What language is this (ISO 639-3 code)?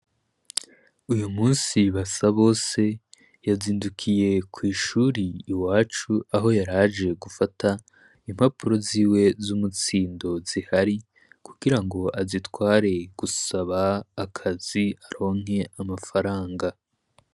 run